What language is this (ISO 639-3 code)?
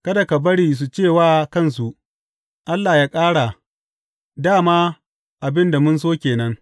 hau